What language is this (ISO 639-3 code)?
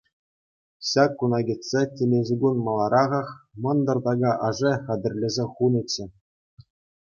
chv